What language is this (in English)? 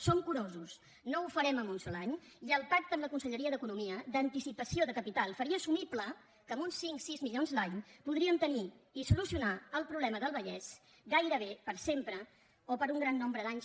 Catalan